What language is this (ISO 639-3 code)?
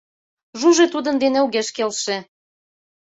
chm